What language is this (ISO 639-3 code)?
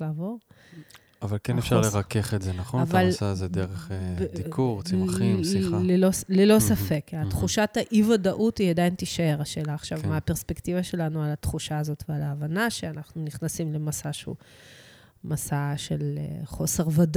heb